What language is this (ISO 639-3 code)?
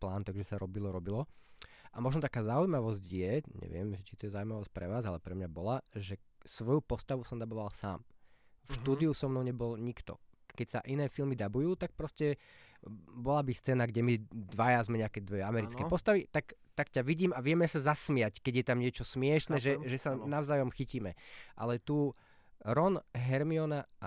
slk